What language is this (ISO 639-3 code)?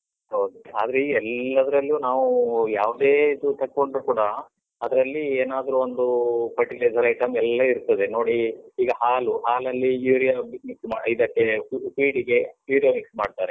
kan